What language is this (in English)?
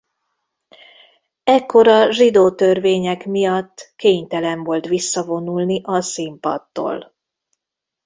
Hungarian